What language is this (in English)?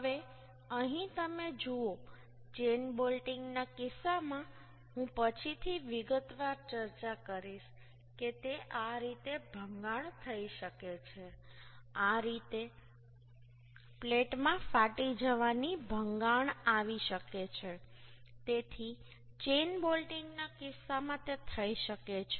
Gujarati